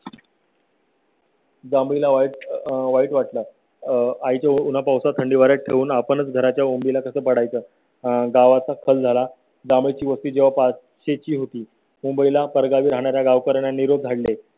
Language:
Marathi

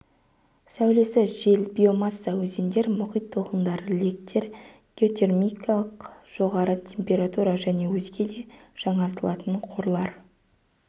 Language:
Kazakh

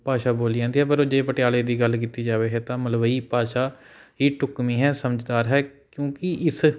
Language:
Punjabi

